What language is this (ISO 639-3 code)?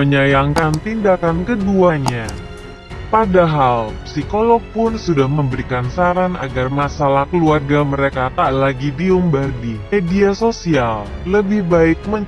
ind